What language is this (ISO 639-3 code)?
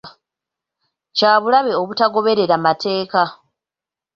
lug